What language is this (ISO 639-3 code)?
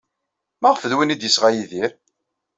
kab